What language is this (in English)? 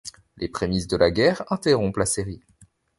French